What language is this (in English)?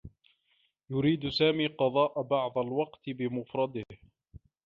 Arabic